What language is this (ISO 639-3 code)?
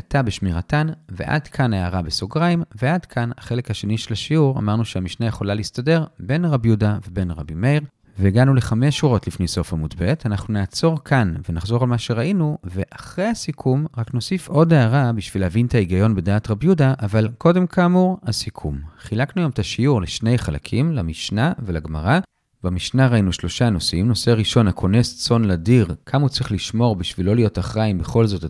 heb